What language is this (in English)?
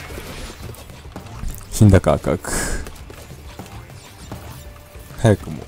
Japanese